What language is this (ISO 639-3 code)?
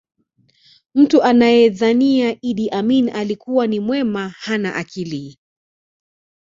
swa